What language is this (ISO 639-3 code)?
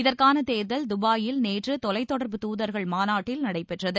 tam